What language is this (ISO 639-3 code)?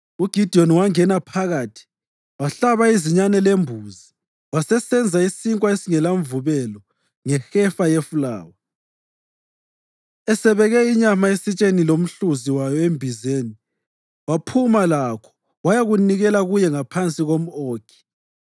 nde